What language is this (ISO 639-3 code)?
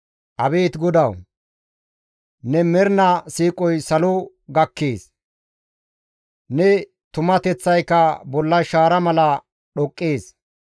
gmv